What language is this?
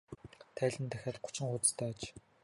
Mongolian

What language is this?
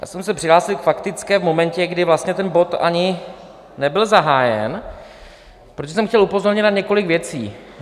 Czech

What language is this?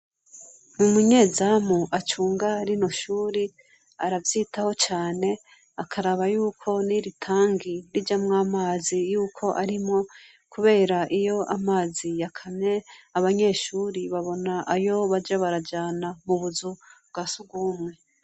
Rundi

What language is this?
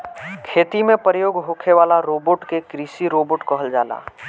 Bhojpuri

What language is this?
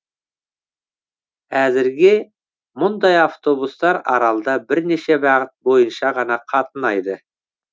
Kazakh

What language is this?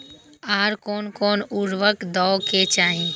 Maithili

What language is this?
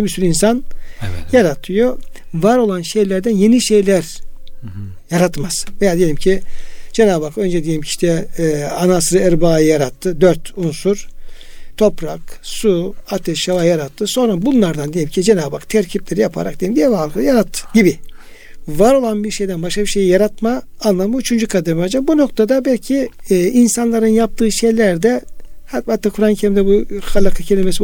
Turkish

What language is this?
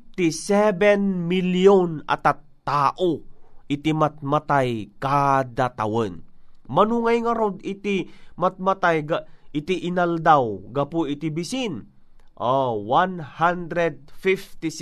Filipino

